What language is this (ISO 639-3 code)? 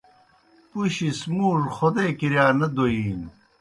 plk